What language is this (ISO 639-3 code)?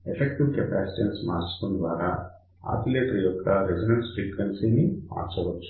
tel